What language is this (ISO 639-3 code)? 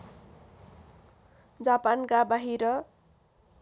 nep